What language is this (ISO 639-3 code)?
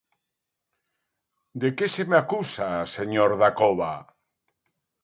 glg